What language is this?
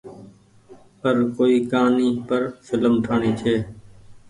Goaria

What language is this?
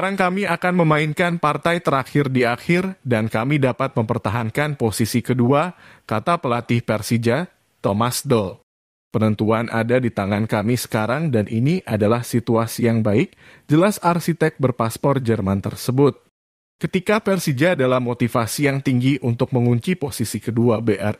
Indonesian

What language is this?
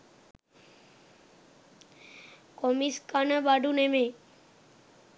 Sinhala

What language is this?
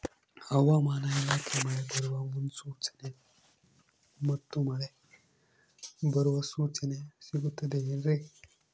Kannada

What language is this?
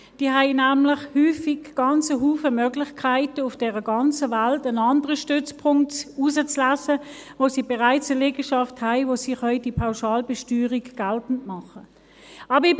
Swiss German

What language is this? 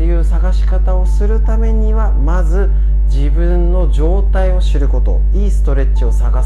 Japanese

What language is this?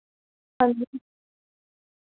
Dogri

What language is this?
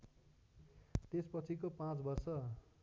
Nepali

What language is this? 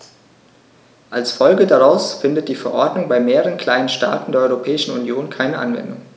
German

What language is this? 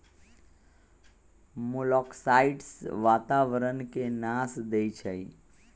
Magahi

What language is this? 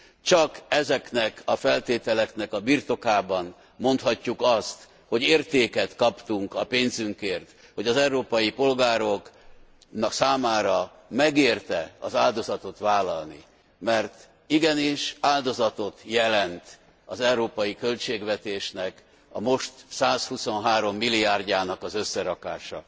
Hungarian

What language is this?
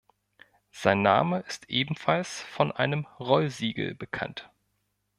German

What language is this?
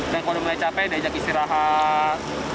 Indonesian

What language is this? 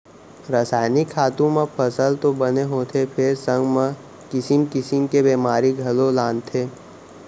Chhattisgarhi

